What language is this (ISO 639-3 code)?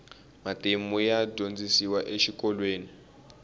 tso